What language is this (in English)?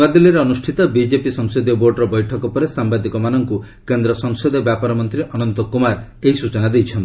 Odia